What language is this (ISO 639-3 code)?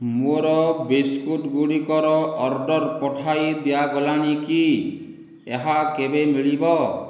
ori